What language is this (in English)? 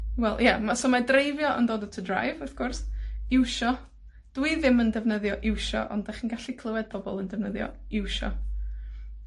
Welsh